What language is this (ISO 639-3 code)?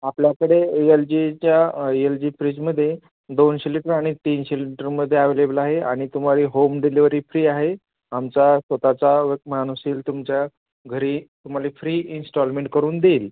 mar